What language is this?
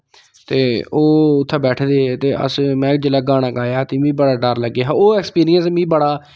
Dogri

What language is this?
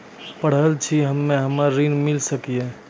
Maithili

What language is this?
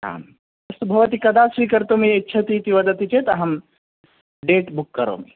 Sanskrit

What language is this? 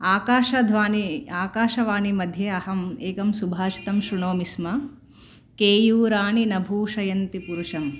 Sanskrit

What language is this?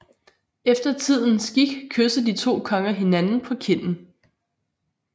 Danish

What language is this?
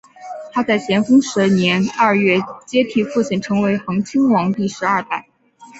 Chinese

